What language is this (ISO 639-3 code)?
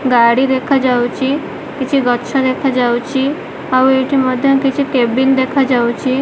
ori